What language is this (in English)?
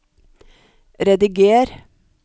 Norwegian